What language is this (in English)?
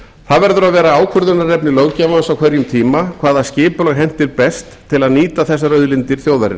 Icelandic